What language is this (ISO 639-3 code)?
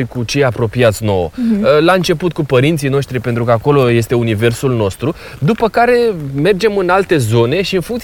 ron